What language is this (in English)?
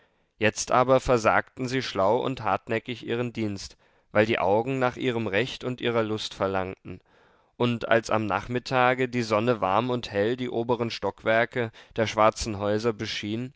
German